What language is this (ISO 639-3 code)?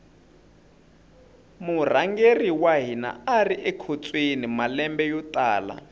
tso